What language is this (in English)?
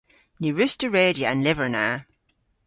Cornish